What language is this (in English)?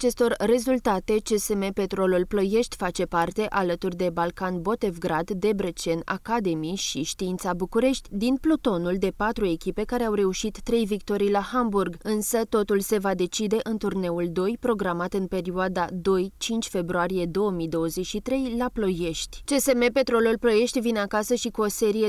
Romanian